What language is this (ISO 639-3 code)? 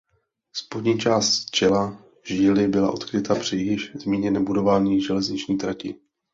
ces